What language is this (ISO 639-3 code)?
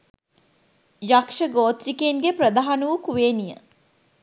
sin